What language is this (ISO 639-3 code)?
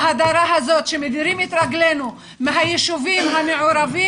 heb